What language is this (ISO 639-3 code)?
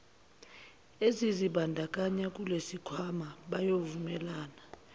zul